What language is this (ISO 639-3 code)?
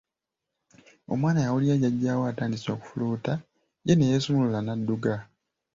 lug